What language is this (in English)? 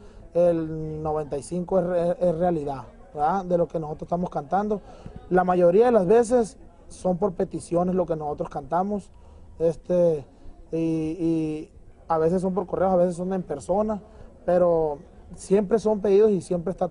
Spanish